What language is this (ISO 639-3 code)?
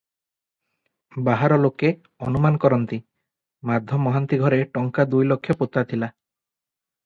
ori